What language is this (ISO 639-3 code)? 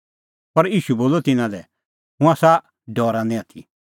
kfx